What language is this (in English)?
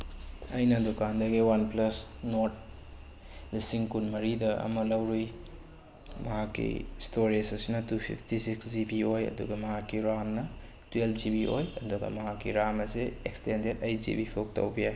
Manipuri